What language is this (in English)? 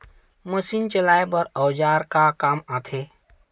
Chhattisgarhi